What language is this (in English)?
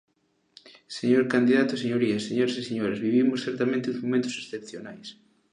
Galician